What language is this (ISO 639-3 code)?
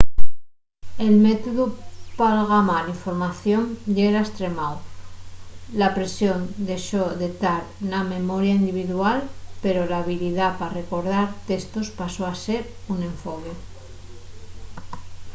ast